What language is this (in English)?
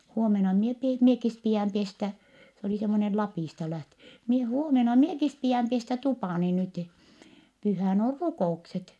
Finnish